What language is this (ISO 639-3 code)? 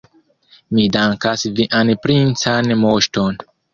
epo